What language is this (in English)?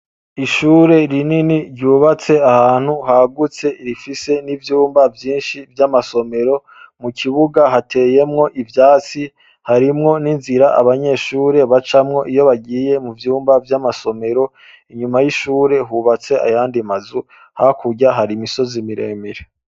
Rundi